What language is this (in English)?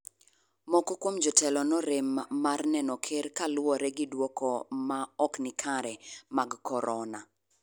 Luo (Kenya and Tanzania)